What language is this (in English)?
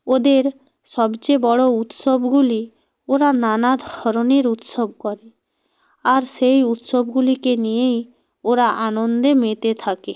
Bangla